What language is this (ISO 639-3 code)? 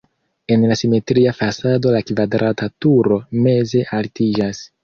epo